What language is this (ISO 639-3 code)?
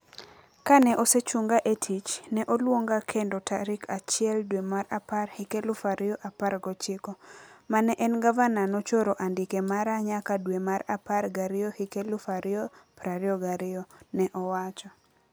luo